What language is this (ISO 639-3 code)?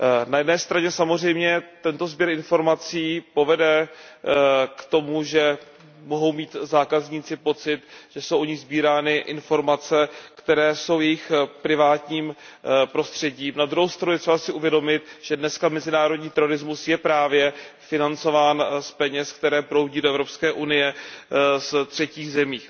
ces